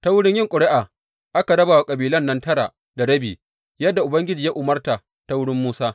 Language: Hausa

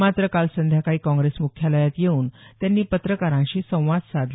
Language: Marathi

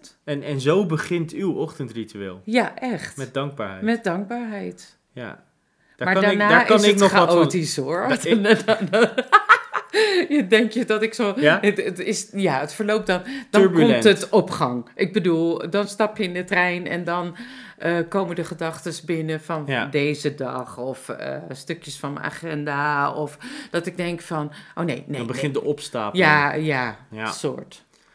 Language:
Dutch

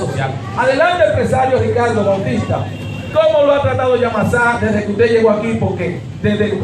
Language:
Spanish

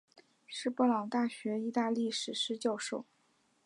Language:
Chinese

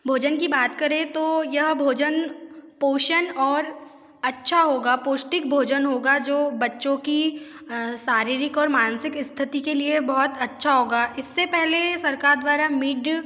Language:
Hindi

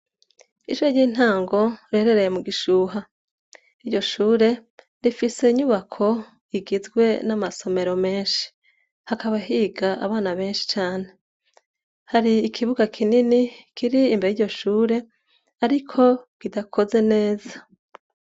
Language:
Rundi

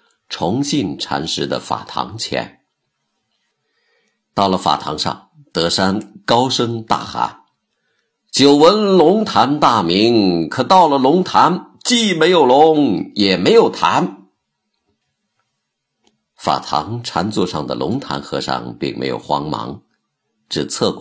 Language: Chinese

